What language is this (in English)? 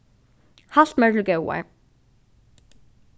Faroese